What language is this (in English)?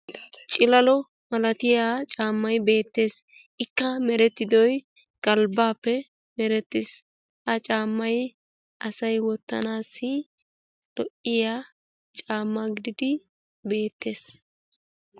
Wolaytta